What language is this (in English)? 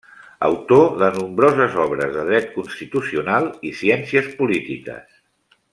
Catalan